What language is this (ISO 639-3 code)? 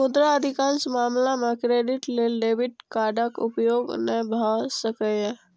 mai